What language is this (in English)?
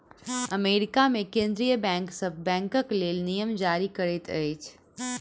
Maithili